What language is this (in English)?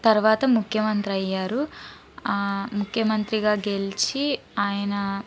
Telugu